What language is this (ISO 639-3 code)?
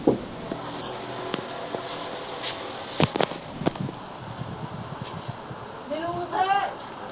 pan